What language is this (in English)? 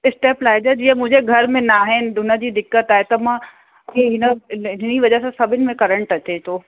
Sindhi